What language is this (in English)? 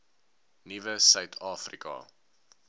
Afrikaans